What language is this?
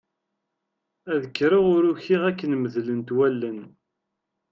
Kabyle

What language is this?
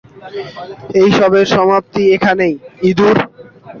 Bangla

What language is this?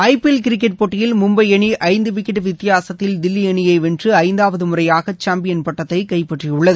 Tamil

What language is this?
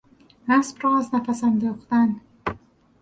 Persian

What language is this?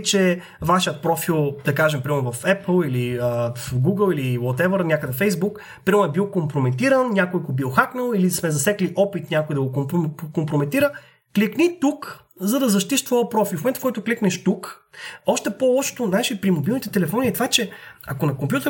Bulgarian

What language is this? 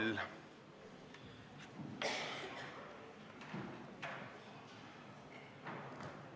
Estonian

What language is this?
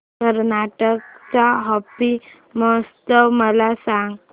Marathi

